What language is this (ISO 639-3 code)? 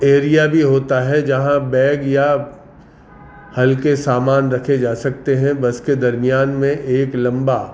urd